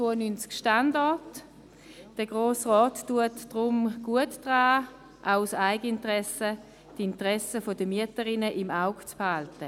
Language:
Swiss German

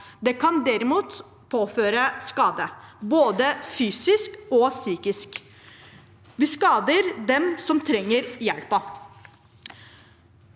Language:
Norwegian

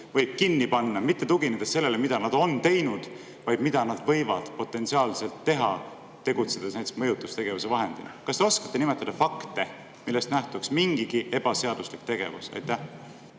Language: Estonian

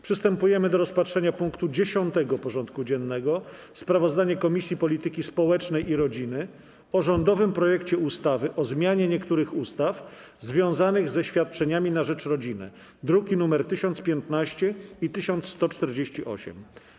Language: Polish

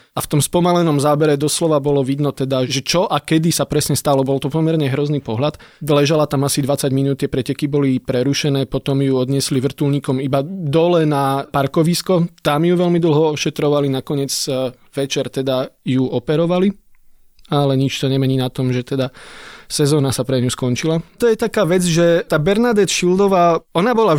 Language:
Slovak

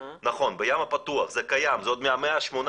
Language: Hebrew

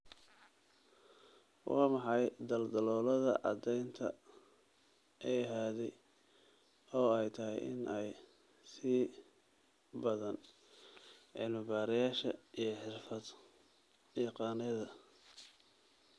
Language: Somali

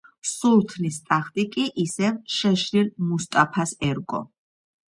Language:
Georgian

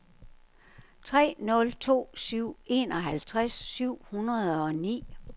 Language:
Danish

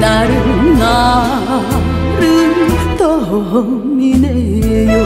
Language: Korean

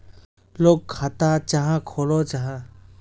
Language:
Magahi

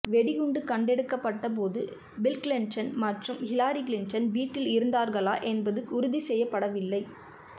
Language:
Tamil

